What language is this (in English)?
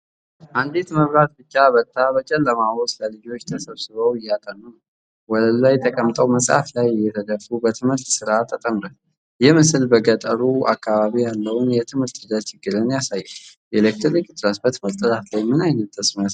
Amharic